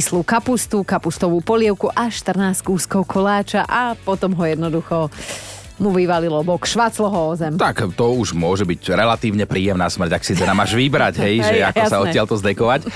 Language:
Slovak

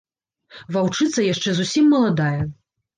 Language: Belarusian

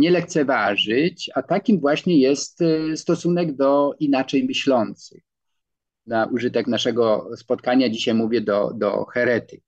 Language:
Polish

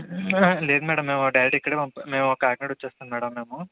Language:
Telugu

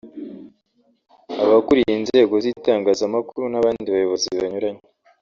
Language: Kinyarwanda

